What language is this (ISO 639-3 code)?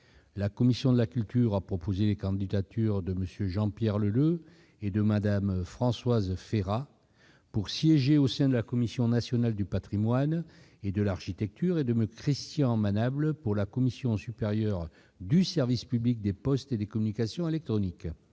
fra